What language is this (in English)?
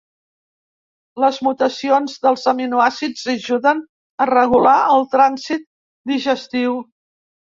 Catalan